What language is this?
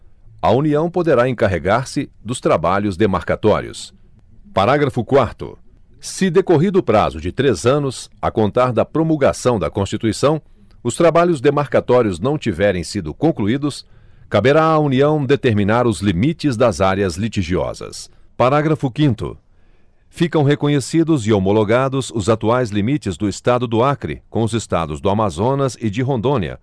Portuguese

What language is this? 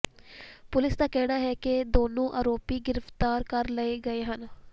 Punjabi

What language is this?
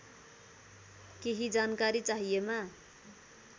Nepali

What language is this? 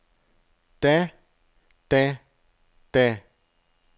Danish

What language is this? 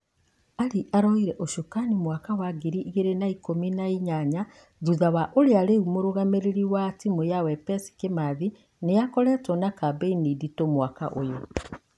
Kikuyu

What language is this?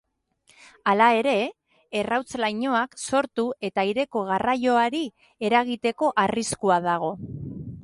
Basque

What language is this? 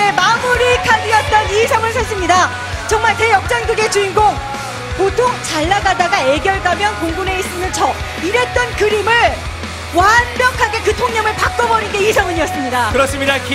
Korean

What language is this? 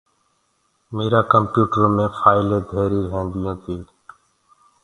Gurgula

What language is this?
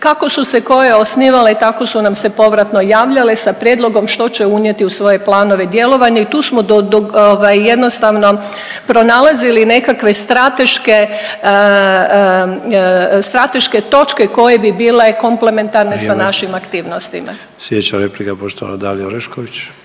Croatian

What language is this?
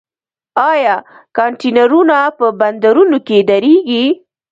Pashto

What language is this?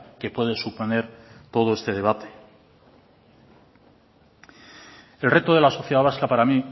Spanish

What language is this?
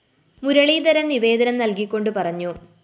Malayalam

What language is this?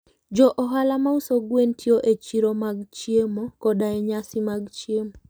Luo (Kenya and Tanzania)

